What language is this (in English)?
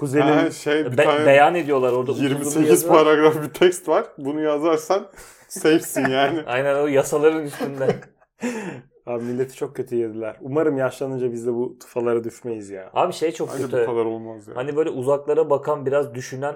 Turkish